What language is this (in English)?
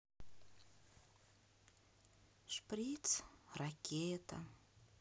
Russian